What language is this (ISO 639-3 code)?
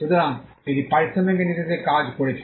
ben